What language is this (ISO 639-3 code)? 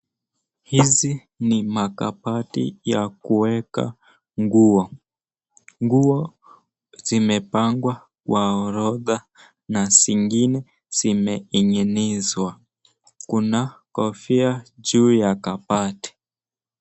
swa